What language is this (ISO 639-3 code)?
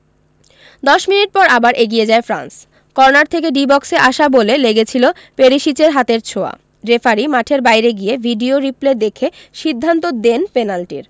ben